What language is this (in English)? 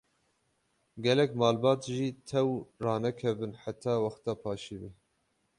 Kurdish